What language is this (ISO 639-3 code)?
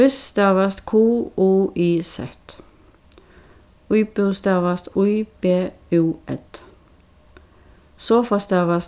fao